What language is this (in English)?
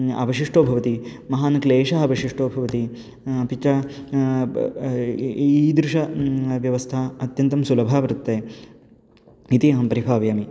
Sanskrit